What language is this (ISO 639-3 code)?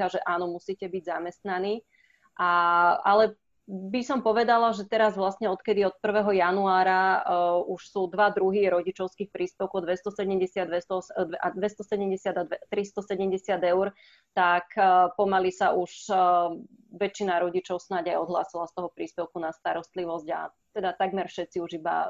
slk